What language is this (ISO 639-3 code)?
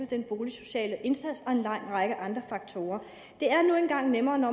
dan